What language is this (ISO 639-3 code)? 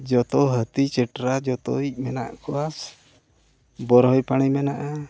sat